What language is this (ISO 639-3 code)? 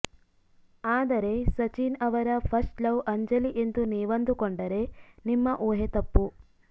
kan